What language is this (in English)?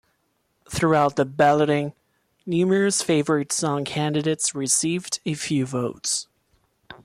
English